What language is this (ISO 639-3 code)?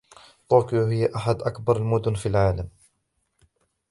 ara